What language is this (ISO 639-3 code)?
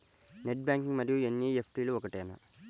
tel